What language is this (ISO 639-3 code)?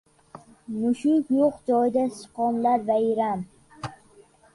uzb